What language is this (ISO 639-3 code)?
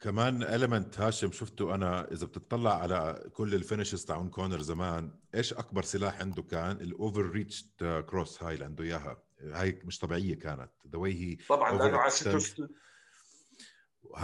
ara